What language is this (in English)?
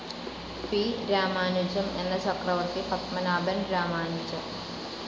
Malayalam